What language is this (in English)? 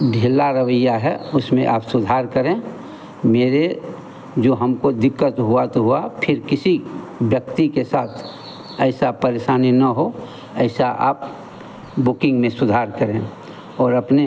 Hindi